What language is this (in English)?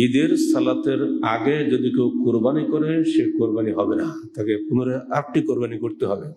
Turkish